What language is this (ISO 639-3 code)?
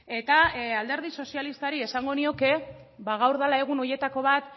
eus